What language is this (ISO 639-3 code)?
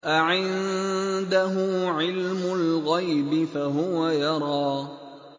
ara